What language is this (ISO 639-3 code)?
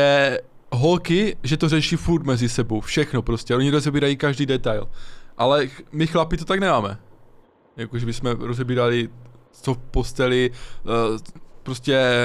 ces